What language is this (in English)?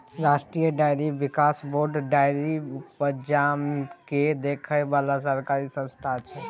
Maithili